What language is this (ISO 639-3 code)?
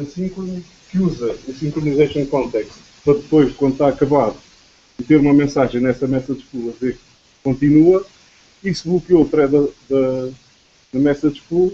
por